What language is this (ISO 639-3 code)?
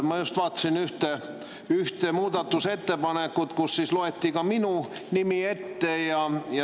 est